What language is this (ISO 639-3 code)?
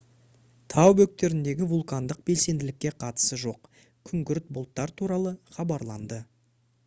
kaz